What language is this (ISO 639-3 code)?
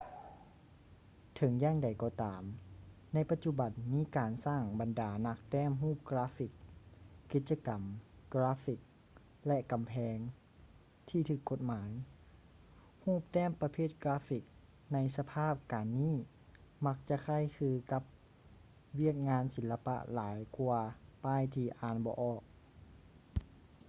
lao